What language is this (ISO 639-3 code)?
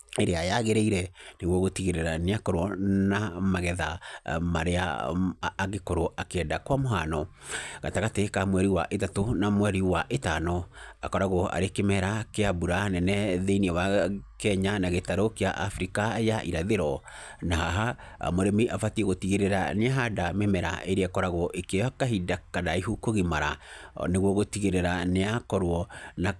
kik